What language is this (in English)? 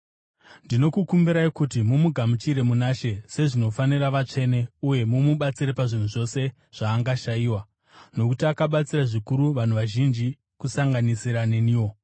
Shona